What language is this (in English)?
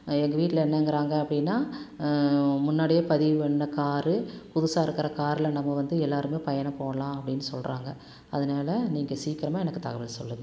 Tamil